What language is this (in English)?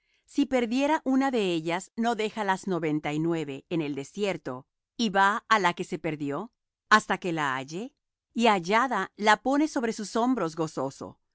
Spanish